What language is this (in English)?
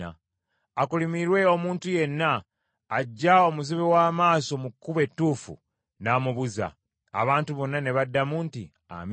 Ganda